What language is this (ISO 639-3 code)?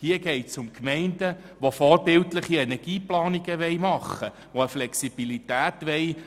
gsw